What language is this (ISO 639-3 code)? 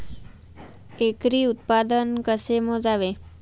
mar